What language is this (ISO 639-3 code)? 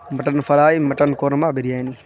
urd